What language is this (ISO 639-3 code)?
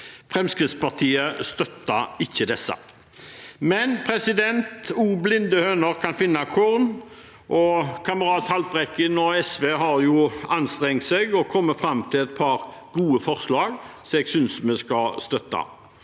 nor